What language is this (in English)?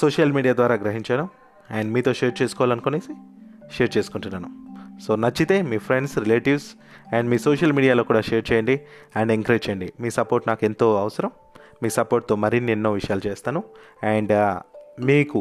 Telugu